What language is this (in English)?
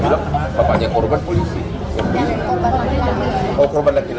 Indonesian